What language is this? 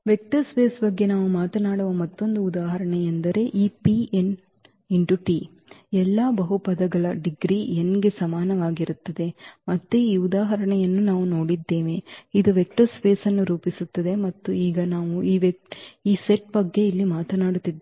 Kannada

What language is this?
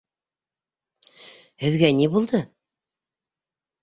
Bashkir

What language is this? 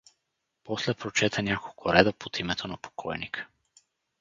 Bulgarian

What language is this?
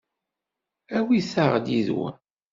Kabyle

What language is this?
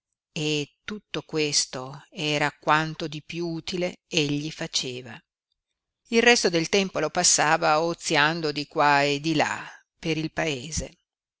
Italian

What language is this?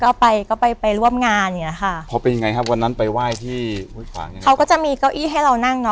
Thai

